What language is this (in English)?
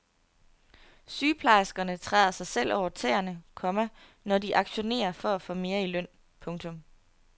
Danish